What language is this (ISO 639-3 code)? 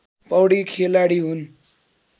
nep